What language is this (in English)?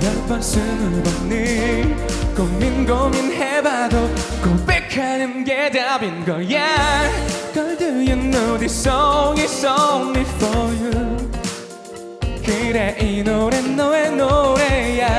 Korean